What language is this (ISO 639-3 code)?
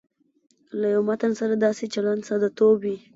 pus